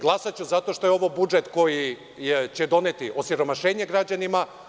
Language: Serbian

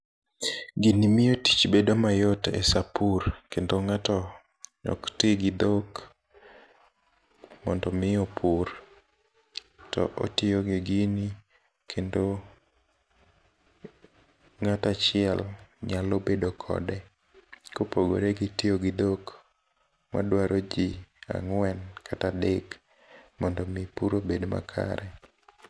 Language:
Luo (Kenya and Tanzania)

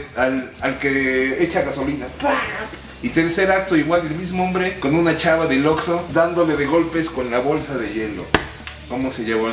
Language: Spanish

